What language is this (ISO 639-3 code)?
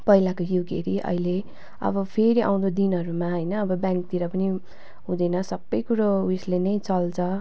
nep